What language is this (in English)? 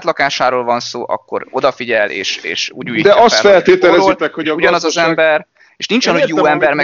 Hungarian